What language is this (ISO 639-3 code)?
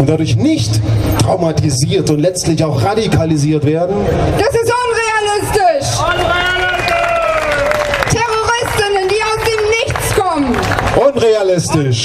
deu